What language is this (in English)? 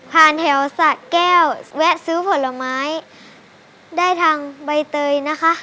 Thai